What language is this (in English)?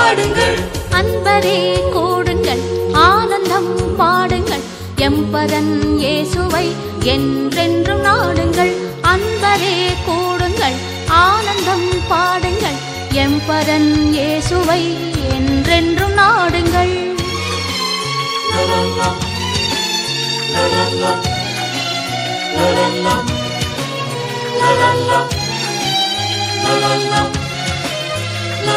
Tamil